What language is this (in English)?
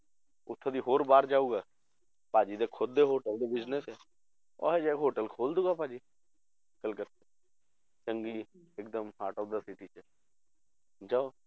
Punjabi